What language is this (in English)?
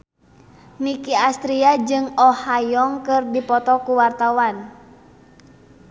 Sundanese